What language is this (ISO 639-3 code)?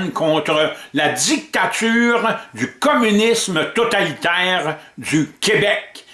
fra